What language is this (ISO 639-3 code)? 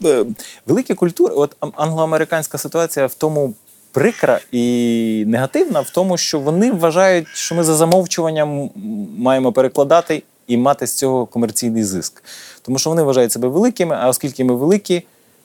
ukr